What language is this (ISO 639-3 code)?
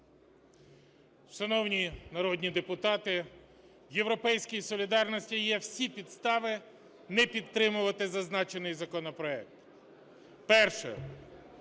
ukr